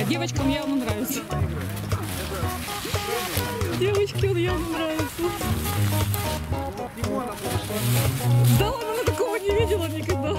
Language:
Russian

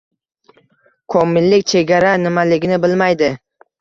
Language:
Uzbek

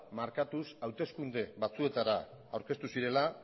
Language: Basque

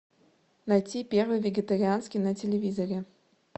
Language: Russian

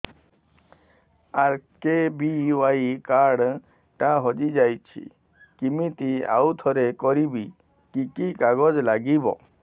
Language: Odia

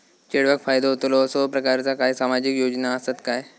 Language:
Marathi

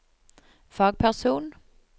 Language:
Norwegian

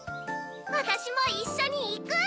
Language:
Japanese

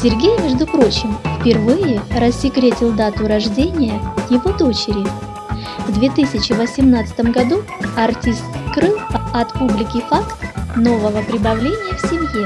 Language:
Russian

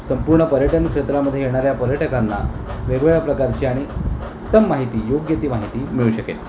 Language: Marathi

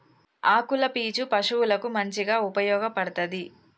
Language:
Telugu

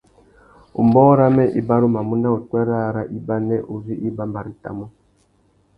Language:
Tuki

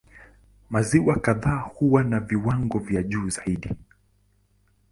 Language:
Swahili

